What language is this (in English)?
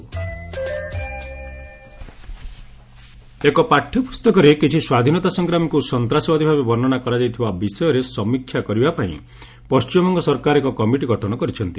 Odia